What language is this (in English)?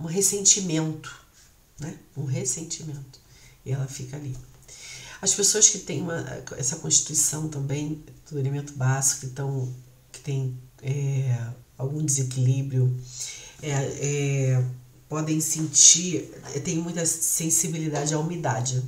Portuguese